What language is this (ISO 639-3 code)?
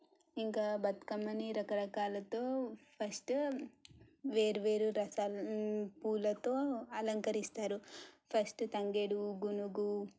tel